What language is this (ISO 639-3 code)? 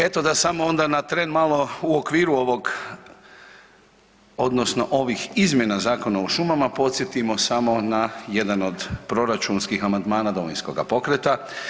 hrv